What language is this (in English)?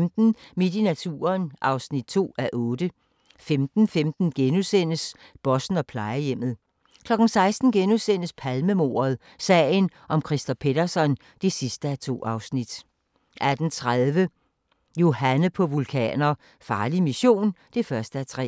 Danish